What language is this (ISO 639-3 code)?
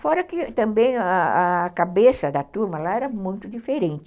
por